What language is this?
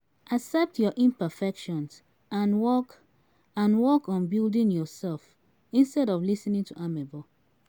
Nigerian Pidgin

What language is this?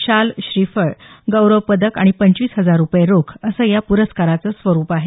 Marathi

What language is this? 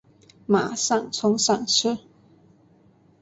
Chinese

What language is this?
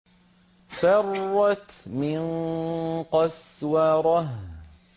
Arabic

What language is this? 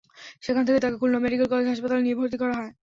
Bangla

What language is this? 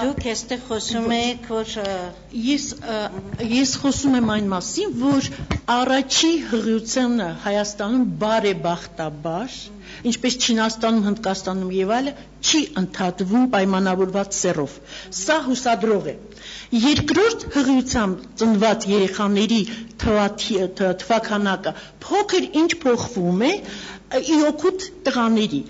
Turkish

